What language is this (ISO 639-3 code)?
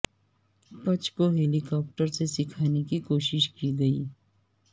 urd